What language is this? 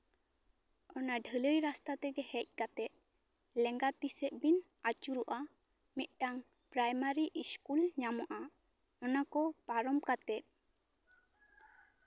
Santali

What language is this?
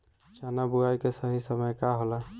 Bhojpuri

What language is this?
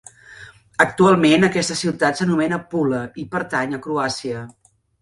Catalan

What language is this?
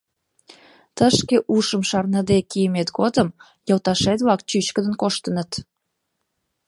Mari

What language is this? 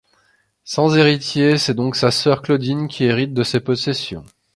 French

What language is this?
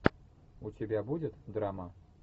Russian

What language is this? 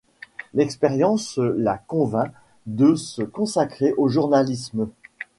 French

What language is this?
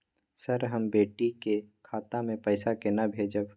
Maithili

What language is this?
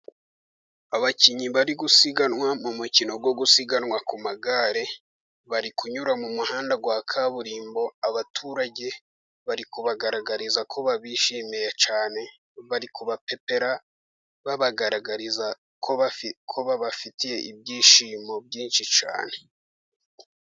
Kinyarwanda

